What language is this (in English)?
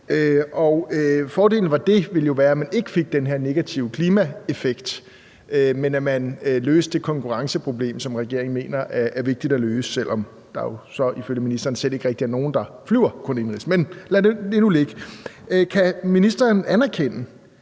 Danish